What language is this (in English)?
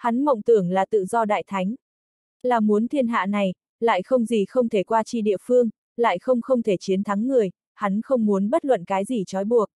Vietnamese